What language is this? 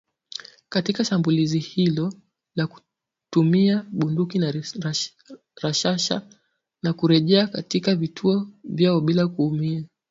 Swahili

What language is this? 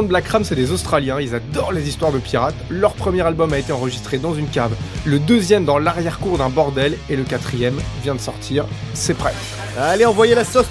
French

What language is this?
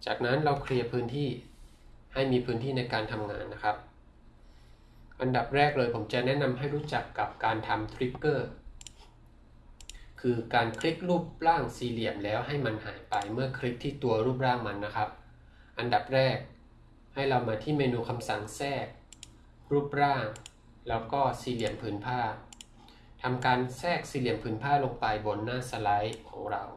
Thai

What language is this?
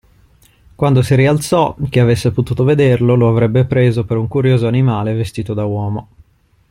Italian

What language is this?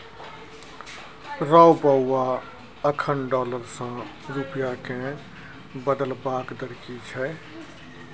Maithili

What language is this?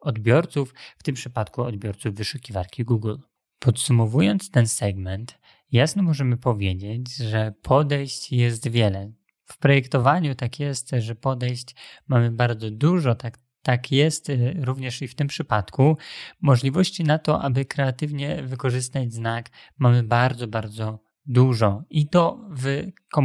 Polish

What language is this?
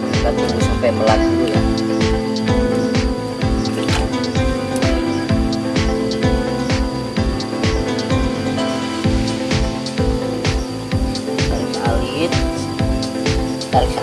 Indonesian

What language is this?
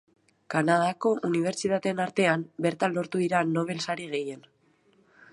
Basque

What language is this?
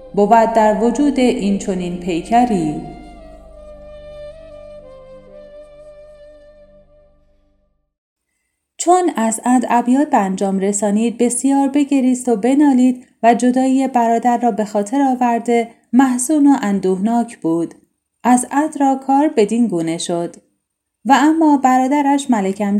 Persian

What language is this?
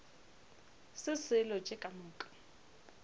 Northern Sotho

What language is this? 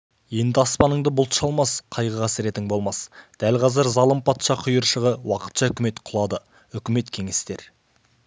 Kazakh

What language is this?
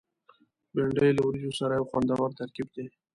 Pashto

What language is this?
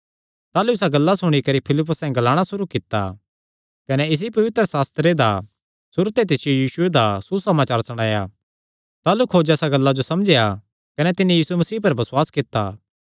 Kangri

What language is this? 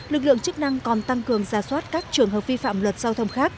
Vietnamese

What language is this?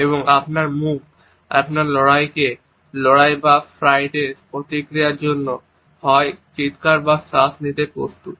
Bangla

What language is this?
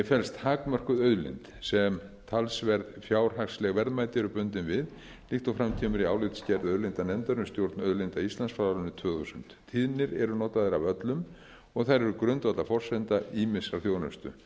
Icelandic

